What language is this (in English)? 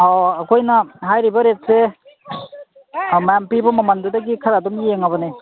Manipuri